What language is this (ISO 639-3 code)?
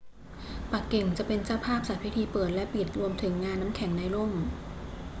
tha